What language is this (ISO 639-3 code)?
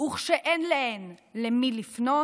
heb